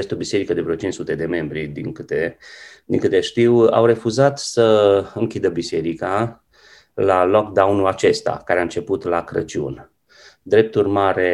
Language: Romanian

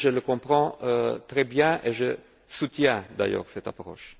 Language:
French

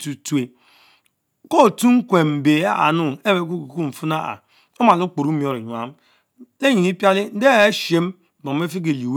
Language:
Mbe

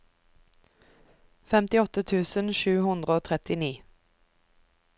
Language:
Norwegian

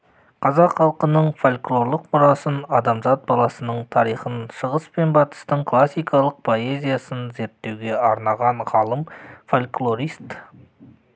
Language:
Kazakh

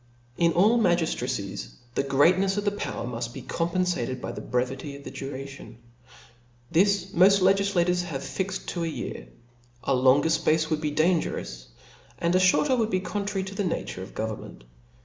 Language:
English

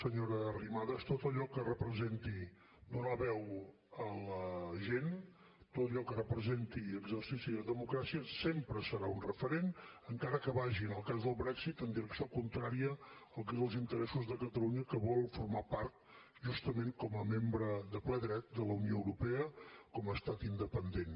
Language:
Catalan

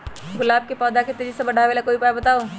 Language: Magahi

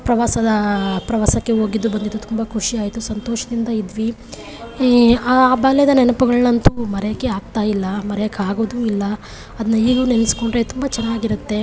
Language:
Kannada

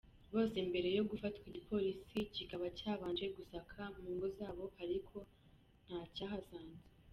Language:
Kinyarwanda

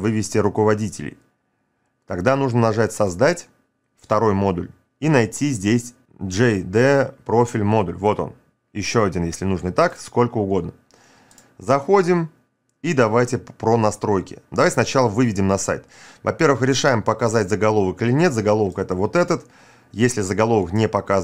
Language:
Russian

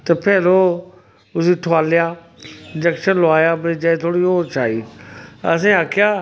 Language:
Dogri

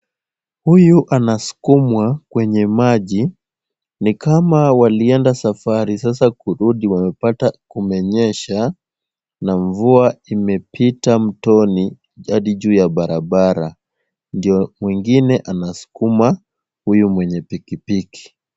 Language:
Swahili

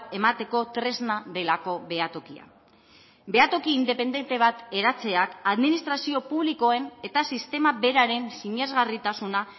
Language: Basque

